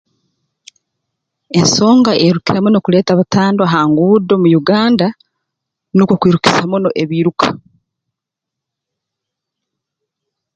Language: Tooro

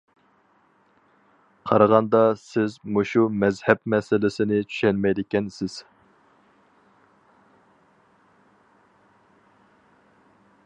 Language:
Uyghur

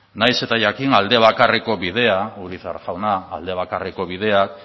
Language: Basque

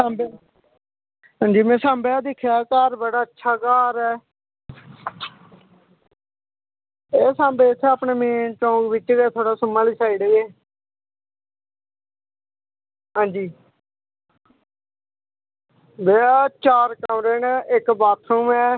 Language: Dogri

